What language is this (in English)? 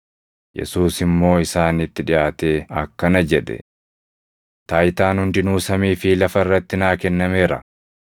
Oromo